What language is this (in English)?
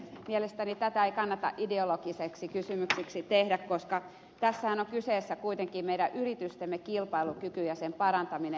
Finnish